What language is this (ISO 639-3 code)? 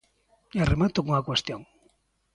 glg